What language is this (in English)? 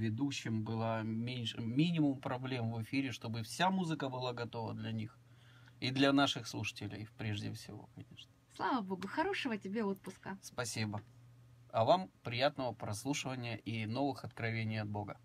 Russian